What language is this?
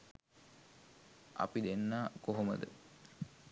Sinhala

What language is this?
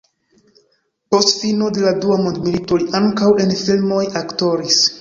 Esperanto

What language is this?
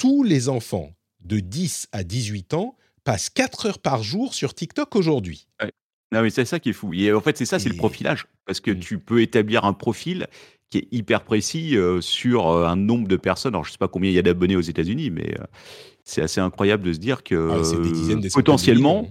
French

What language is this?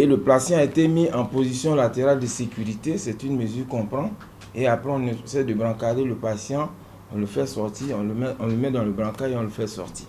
French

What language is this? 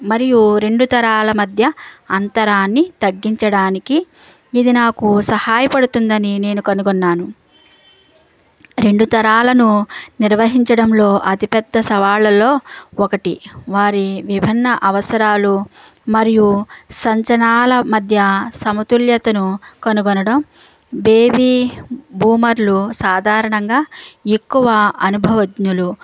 Telugu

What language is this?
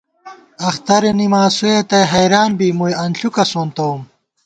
Gawar-Bati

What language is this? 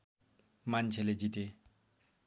Nepali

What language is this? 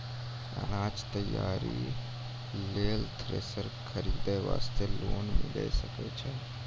Maithili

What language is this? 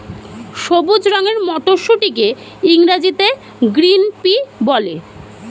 Bangla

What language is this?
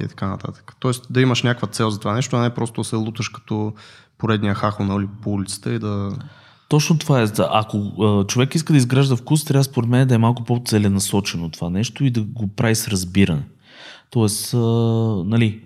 Bulgarian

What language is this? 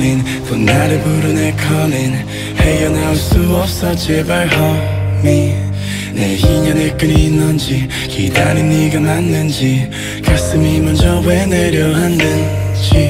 Korean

